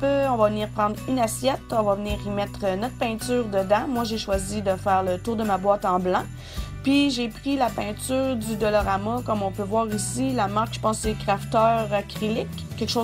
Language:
French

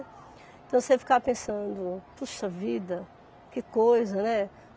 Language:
Portuguese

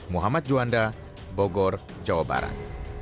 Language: Indonesian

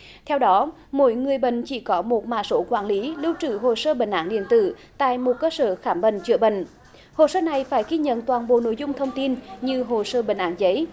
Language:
Vietnamese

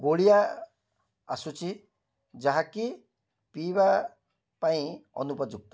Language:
Odia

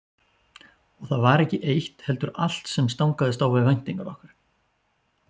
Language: Icelandic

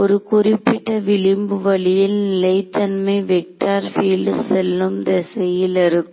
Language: Tamil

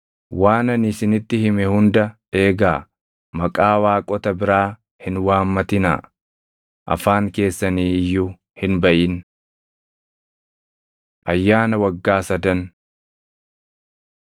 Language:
Oromo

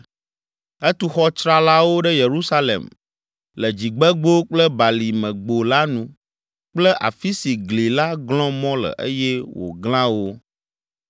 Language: Ewe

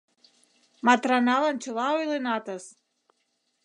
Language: Mari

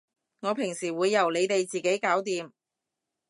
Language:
Cantonese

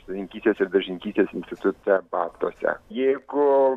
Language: Lithuanian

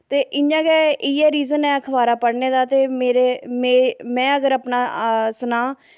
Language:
Dogri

